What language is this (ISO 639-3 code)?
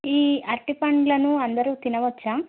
tel